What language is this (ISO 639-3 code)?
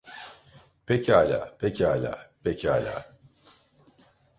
tur